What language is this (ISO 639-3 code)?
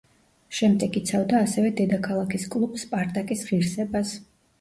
kat